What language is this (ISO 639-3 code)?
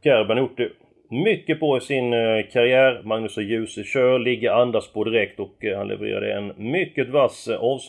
swe